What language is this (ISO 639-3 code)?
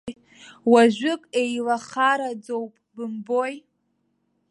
abk